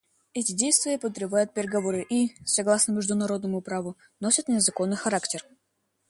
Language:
Russian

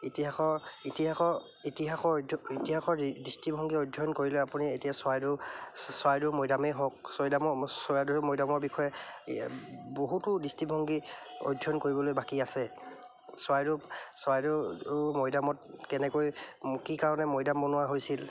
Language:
Assamese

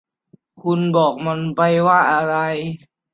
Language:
Thai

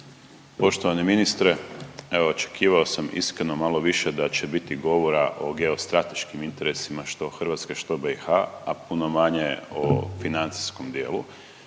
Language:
Croatian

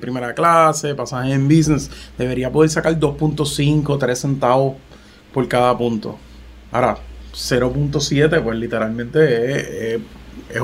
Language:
Spanish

